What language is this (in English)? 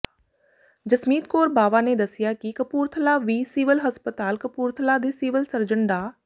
Punjabi